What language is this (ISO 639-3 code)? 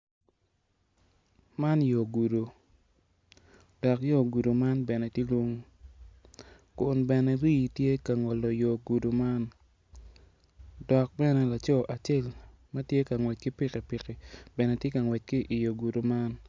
ach